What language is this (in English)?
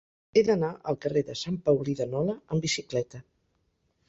Catalan